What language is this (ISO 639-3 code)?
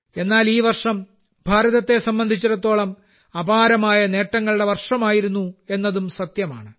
mal